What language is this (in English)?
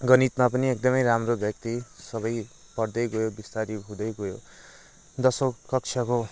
Nepali